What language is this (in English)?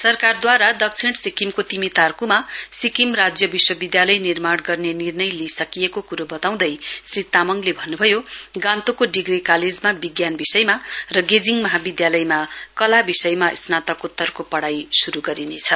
Nepali